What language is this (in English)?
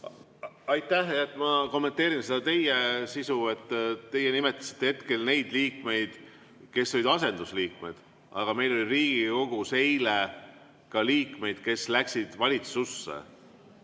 Estonian